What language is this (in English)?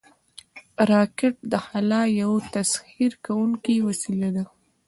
Pashto